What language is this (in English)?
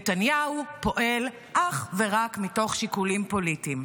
Hebrew